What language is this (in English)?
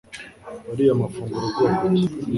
Kinyarwanda